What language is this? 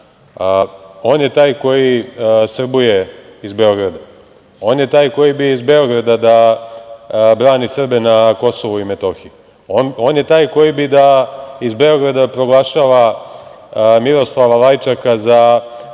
Serbian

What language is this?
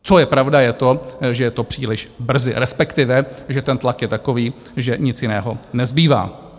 Czech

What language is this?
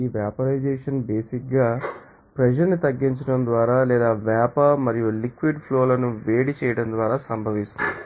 Telugu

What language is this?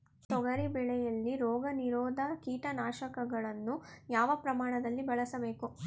Kannada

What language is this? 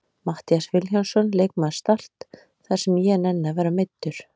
Icelandic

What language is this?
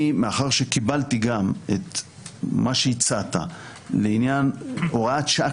Hebrew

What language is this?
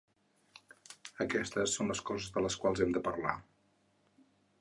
Catalan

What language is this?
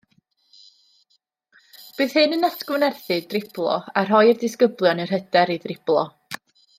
Welsh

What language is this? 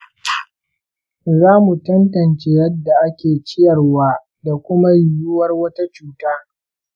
Hausa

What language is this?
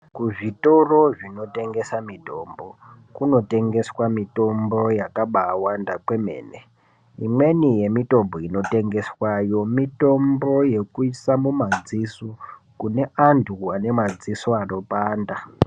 Ndau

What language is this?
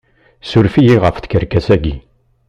Kabyle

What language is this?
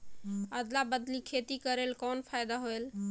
Chhattisgarhi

